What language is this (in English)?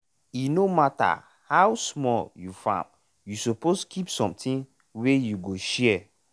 Nigerian Pidgin